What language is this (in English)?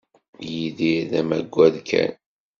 Kabyle